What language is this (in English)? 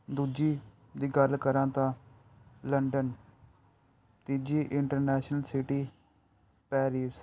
Punjabi